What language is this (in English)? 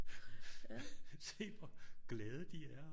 Danish